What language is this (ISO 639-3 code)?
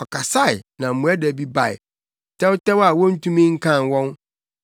aka